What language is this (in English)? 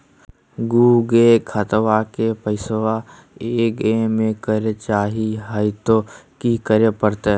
Magahi